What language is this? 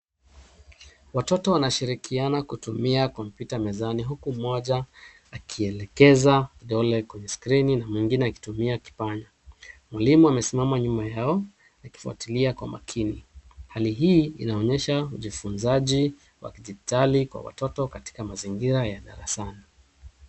Swahili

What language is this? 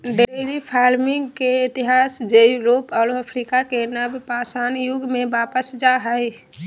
Magahi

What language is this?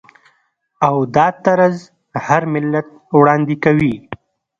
Pashto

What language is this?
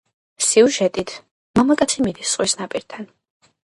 Georgian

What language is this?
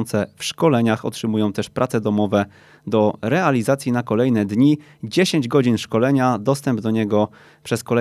Polish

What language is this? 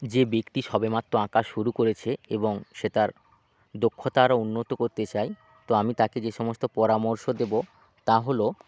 Bangla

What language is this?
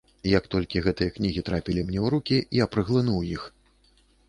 Belarusian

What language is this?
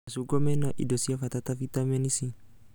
Kikuyu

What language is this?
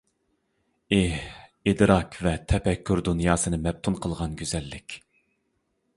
Uyghur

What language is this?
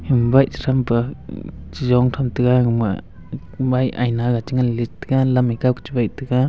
Wancho Naga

